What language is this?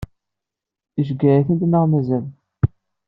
Kabyle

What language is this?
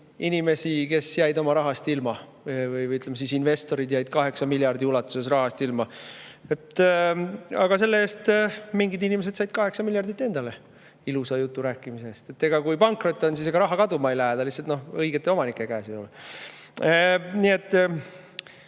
Estonian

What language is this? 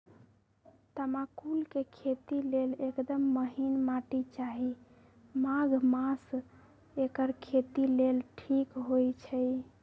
Magahi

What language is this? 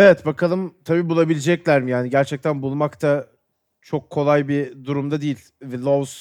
Turkish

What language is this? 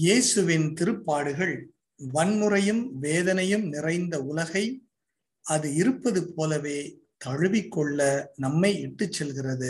Tamil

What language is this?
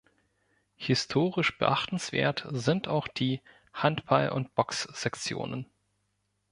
German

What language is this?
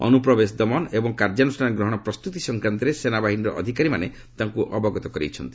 Odia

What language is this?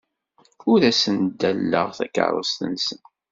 Kabyle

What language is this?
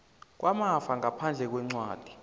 South Ndebele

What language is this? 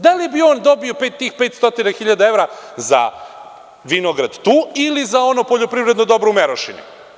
Serbian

